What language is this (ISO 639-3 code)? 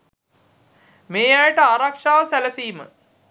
sin